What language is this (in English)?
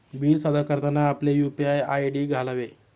Marathi